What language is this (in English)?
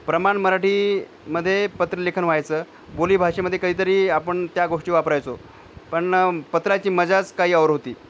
Marathi